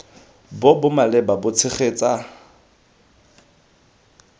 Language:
Tswana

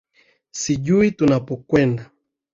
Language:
Swahili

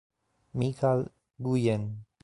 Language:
Italian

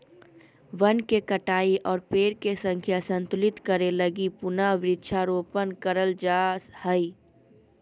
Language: Magahi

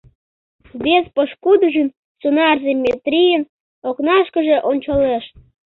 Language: Mari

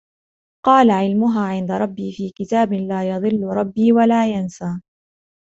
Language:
Arabic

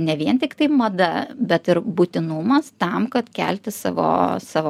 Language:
Lithuanian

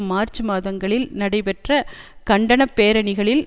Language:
Tamil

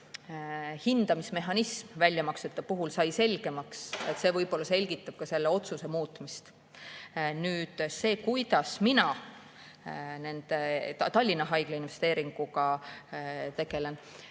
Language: Estonian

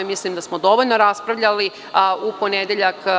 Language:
Serbian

